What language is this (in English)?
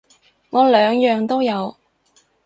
Cantonese